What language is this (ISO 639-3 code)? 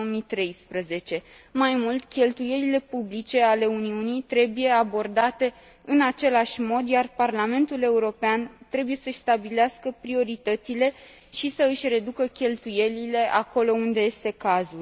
ron